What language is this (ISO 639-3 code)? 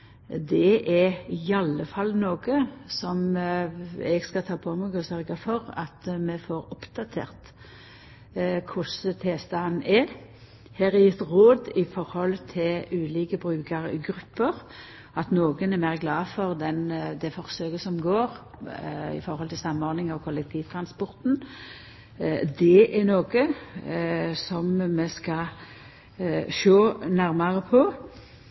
nno